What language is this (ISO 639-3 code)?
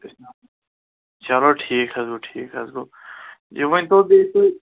kas